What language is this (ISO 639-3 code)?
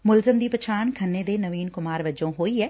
pan